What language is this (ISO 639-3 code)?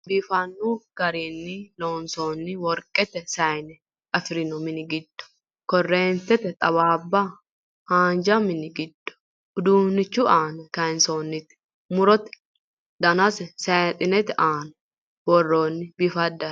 sid